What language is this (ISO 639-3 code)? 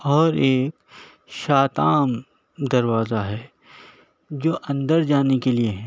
urd